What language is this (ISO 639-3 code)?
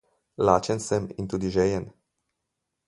slv